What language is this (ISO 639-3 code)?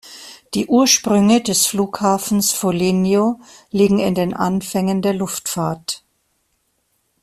deu